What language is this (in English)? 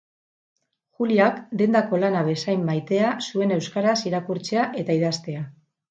Basque